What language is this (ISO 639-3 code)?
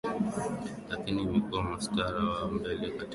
swa